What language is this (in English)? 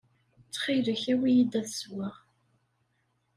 Kabyle